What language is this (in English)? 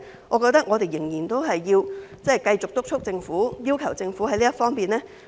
Cantonese